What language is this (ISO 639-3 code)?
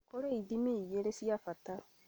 kik